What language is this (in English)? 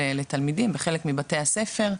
Hebrew